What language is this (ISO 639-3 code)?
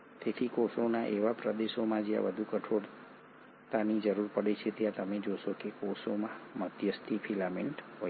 guj